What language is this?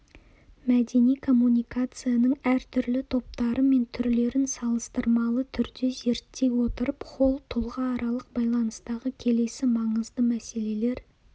Kazakh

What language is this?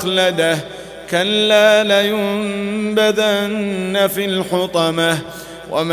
Arabic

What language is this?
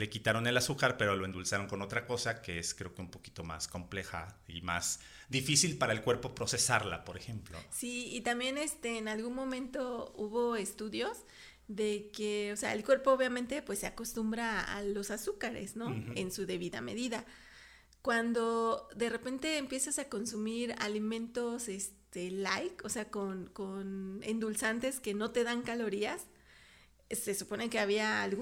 Spanish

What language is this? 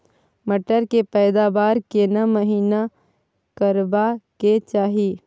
Maithili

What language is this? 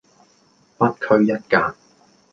Cantonese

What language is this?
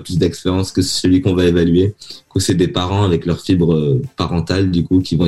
French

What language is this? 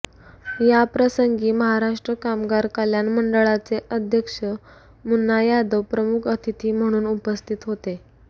Marathi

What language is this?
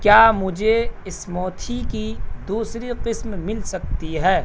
Urdu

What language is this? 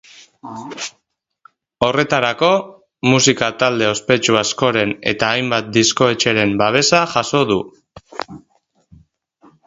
Basque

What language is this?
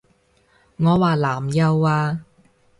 Cantonese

